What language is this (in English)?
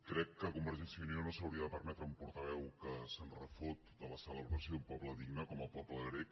Catalan